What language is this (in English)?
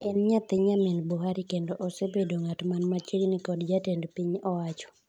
Luo (Kenya and Tanzania)